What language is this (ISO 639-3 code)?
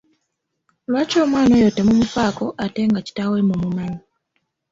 lug